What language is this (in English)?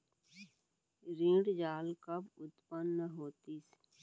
Chhattisgarhi